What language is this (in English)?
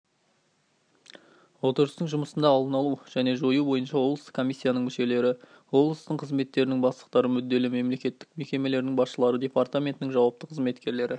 Kazakh